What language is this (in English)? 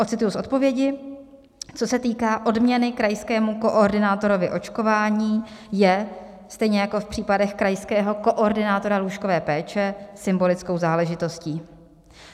Czech